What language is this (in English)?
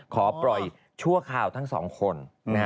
Thai